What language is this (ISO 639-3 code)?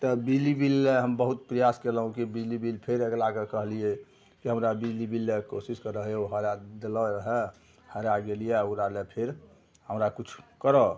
mai